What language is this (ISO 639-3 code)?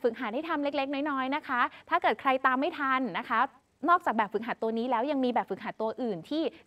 tha